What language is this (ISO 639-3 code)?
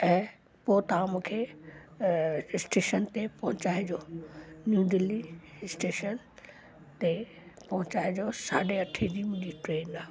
snd